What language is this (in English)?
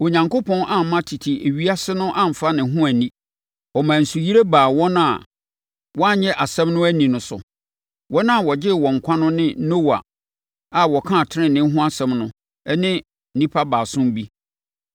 Akan